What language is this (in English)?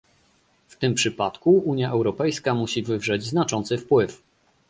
Polish